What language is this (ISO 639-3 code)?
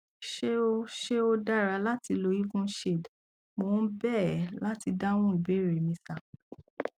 yor